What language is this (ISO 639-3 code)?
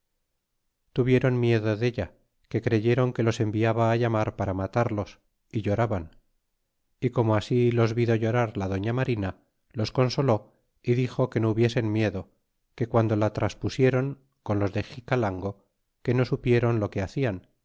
spa